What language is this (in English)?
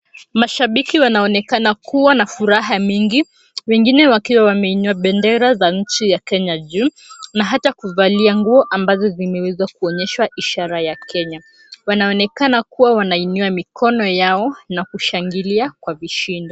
Swahili